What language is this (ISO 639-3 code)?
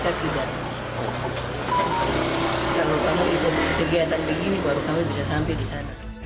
ind